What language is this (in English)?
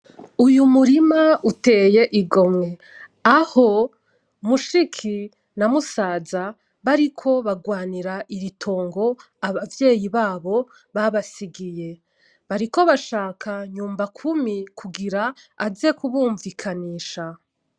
Rundi